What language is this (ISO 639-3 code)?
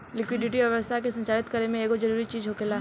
bho